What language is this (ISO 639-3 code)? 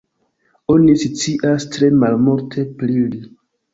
epo